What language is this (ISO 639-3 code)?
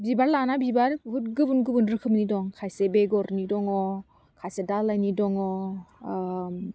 brx